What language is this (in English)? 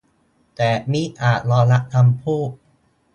Thai